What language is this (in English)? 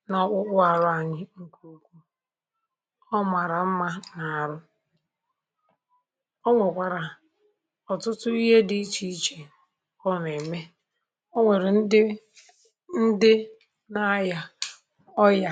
Igbo